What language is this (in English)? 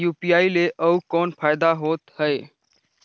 Chhattisgarhi